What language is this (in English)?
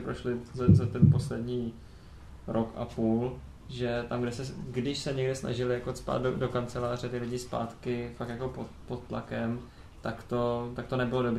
Czech